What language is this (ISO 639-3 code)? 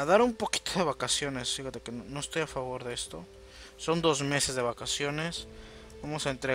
spa